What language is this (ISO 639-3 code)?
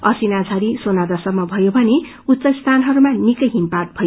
nep